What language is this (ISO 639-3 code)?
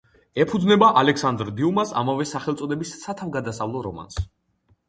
kat